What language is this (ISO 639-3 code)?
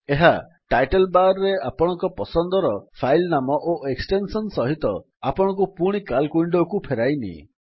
ori